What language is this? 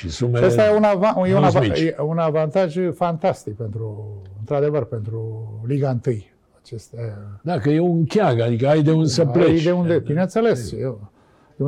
Romanian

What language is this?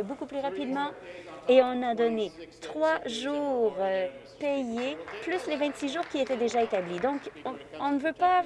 French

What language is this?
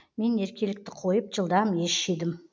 Kazakh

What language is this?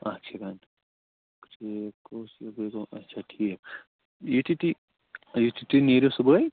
Kashmiri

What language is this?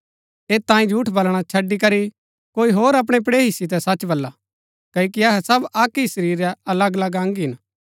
Gaddi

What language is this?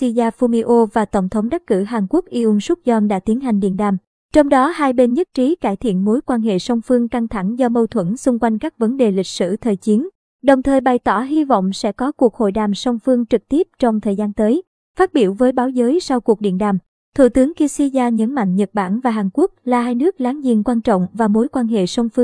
Vietnamese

